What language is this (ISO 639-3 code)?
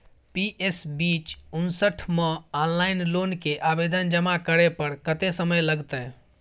mai